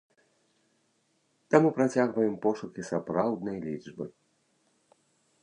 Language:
Belarusian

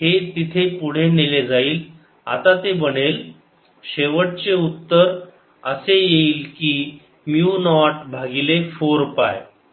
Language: Marathi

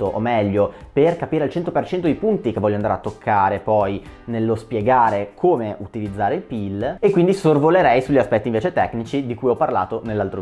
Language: Italian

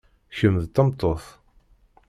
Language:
Kabyle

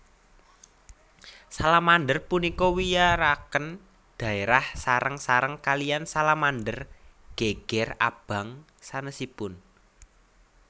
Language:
Javanese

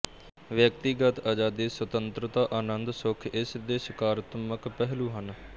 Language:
Punjabi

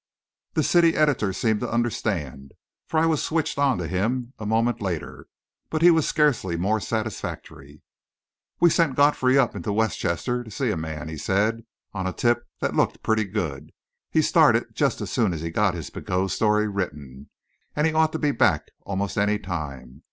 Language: English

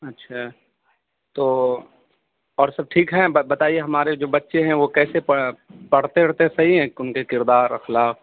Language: Urdu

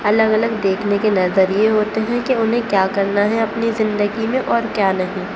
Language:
Urdu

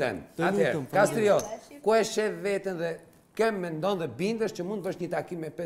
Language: Romanian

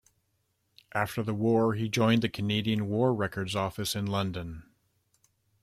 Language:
English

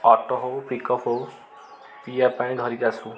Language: Odia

